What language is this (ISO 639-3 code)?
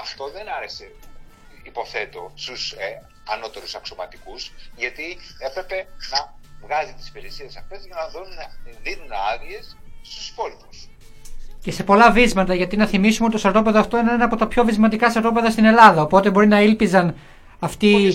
ell